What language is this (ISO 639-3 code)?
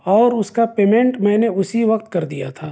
urd